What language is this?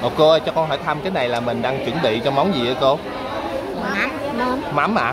Vietnamese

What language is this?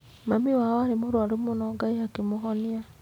Kikuyu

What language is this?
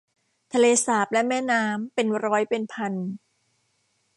Thai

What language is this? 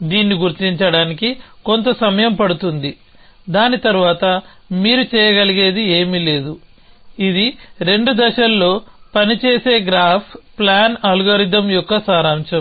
Telugu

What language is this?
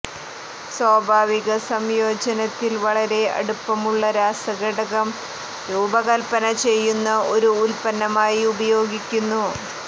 Malayalam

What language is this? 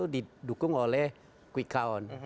Indonesian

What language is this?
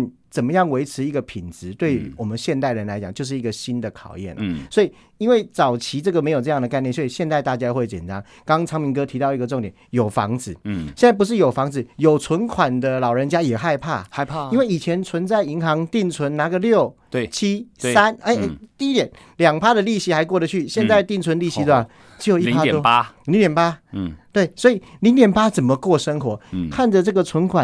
Chinese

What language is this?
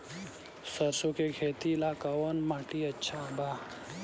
Bhojpuri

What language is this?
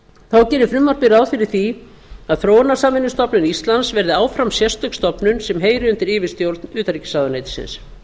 Icelandic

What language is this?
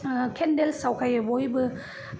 Bodo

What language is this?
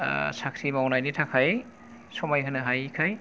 Bodo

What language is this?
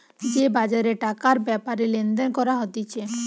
Bangla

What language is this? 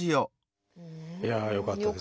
Japanese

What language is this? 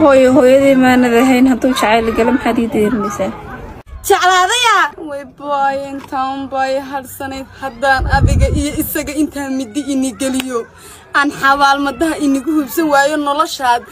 Arabic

